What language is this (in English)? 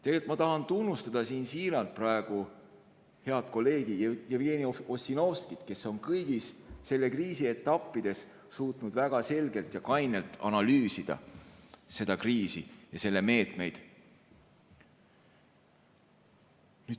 Estonian